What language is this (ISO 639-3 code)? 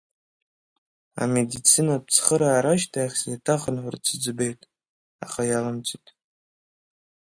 abk